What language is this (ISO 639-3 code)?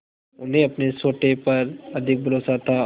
hin